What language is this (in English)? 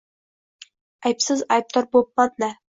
Uzbek